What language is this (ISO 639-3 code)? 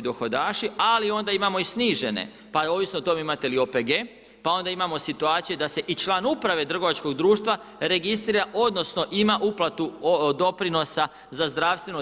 hrv